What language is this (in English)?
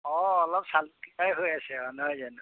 Assamese